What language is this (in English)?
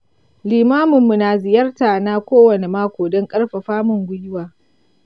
Hausa